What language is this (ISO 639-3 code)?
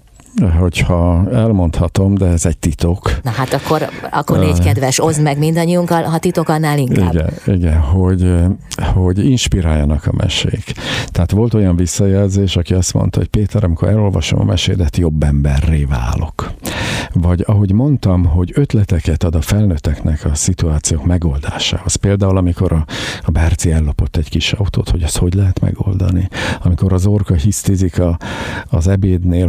hun